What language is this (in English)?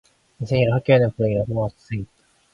Korean